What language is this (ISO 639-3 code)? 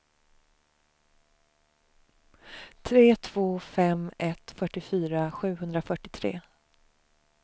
swe